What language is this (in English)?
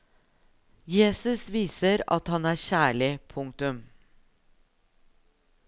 Norwegian